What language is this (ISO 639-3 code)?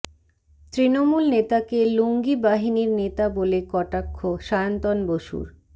ben